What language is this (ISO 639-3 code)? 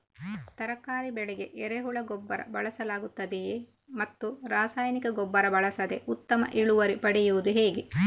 kan